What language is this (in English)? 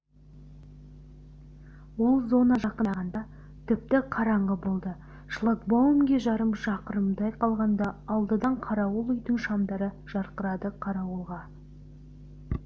Kazakh